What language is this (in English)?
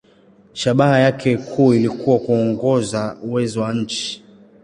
Swahili